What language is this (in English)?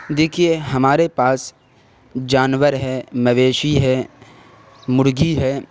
Urdu